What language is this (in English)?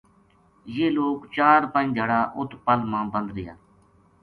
Gujari